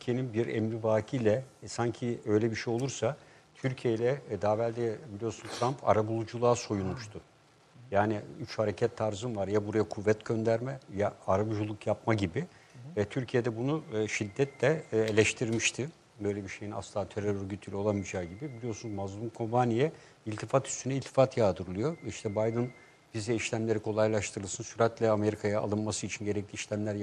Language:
Turkish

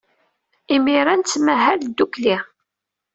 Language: Kabyle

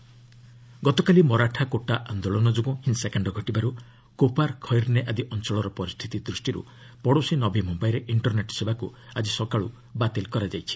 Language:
Odia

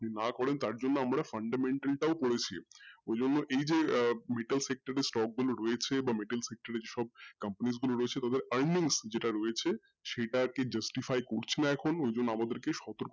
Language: Bangla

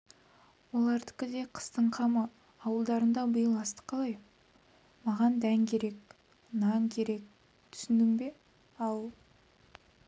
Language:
Kazakh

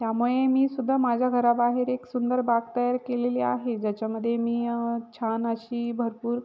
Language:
Marathi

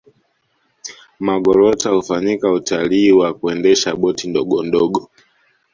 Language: Swahili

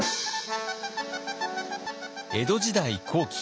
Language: Japanese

